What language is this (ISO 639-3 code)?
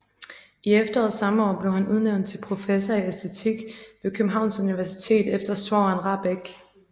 dan